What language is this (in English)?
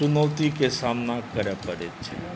Maithili